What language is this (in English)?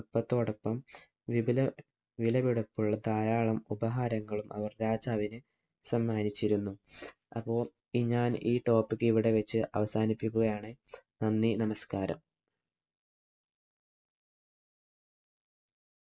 Malayalam